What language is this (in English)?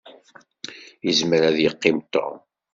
Kabyle